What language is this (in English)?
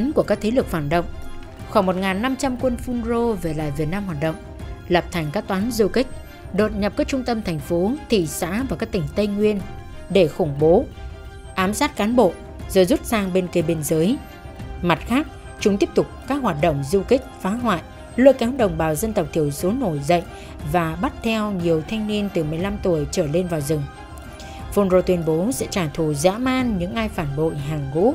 Vietnamese